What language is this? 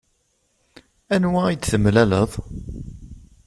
Kabyle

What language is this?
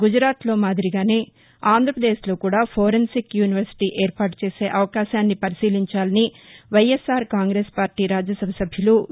Telugu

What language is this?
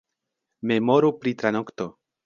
Esperanto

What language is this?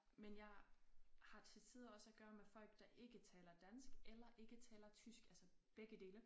Danish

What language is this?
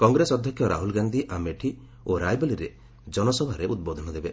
Odia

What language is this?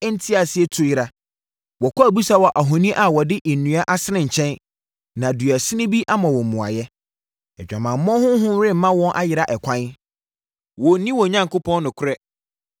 Akan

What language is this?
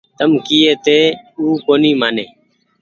Goaria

